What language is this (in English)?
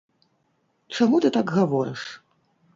Belarusian